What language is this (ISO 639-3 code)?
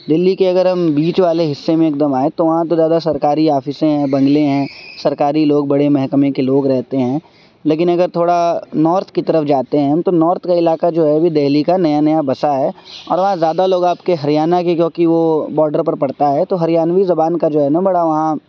urd